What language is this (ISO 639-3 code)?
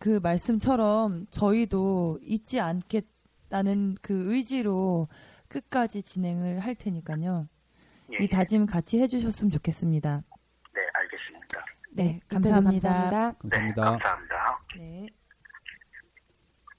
kor